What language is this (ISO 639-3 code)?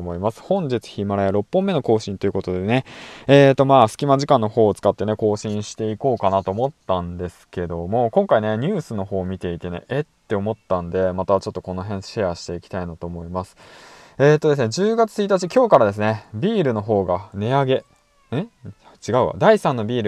jpn